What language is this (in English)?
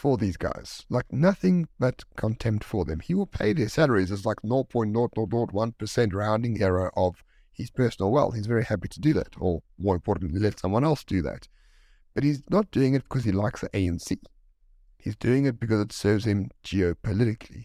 English